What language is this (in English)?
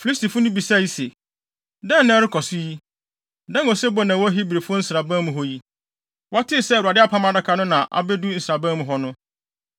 Akan